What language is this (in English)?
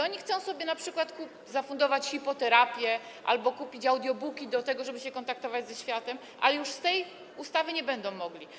Polish